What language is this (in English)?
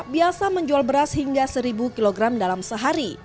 Indonesian